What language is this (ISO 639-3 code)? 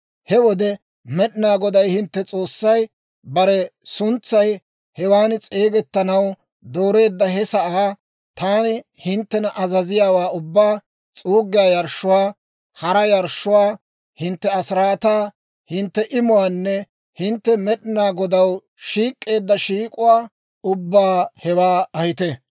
dwr